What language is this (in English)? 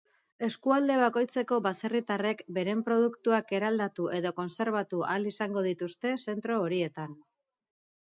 Basque